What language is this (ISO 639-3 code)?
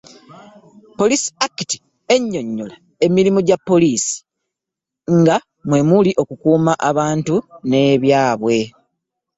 lug